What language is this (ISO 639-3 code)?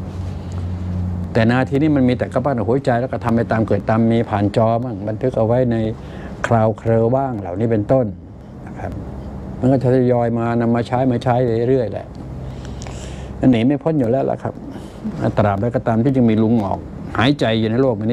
tha